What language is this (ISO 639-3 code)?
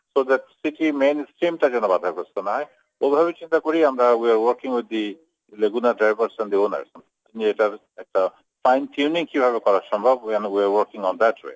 ben